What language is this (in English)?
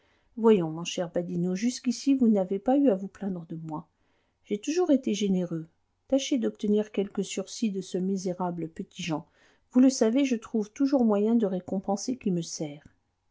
French